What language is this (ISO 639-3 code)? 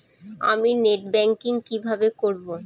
ben